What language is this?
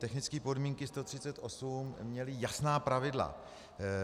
Czech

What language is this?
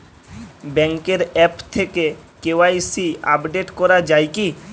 Bangla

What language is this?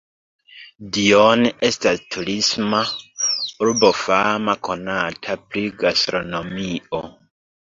Esperanto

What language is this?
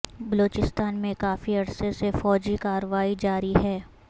Urdu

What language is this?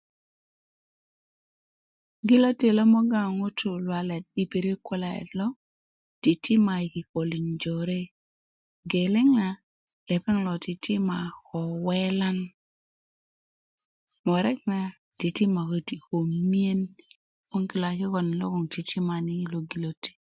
Kuku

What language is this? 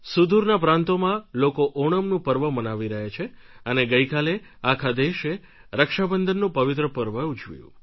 Gujarati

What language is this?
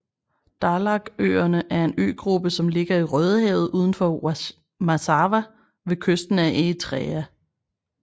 Danish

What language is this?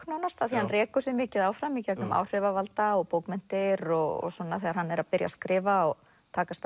Icelandic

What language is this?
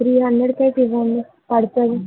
Telugu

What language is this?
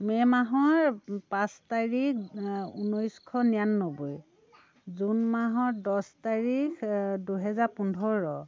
Assamese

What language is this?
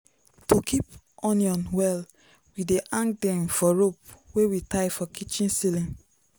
Nigerian Pidgin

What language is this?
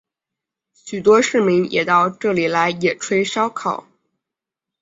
Chinese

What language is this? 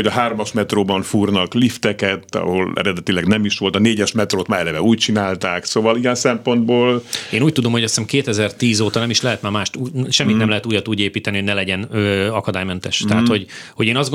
Hungarian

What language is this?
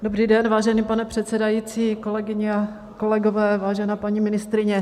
Czech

